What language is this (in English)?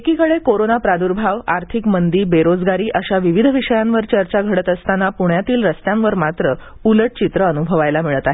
Marathi